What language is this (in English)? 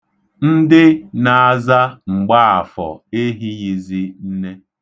Igbo